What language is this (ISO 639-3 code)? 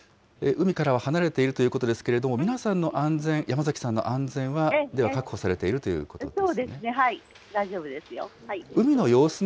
jpn